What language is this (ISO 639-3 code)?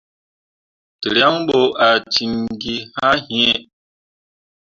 mua